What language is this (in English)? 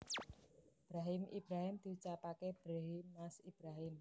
Javanese